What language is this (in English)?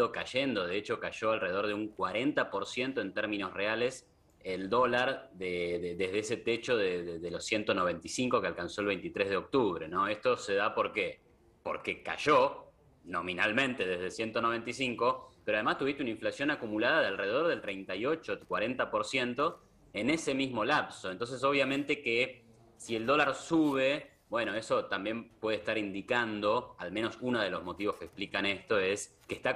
Spanish